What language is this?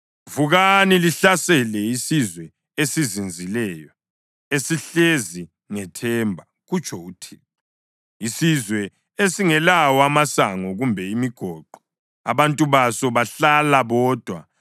North Ndebele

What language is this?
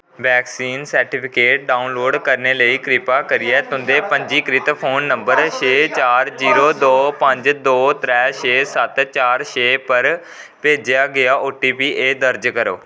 Dogri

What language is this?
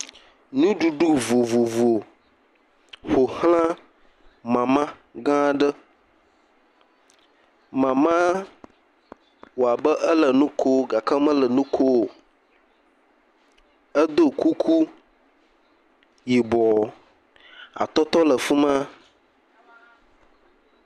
Ewe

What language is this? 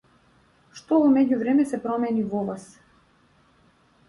Macedonian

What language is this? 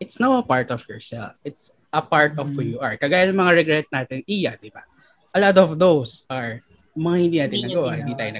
Filipino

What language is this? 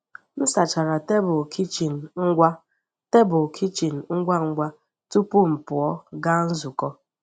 Igbo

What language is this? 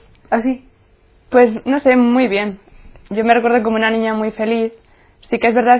Spanish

